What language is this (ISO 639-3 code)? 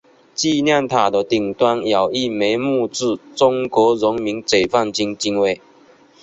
zho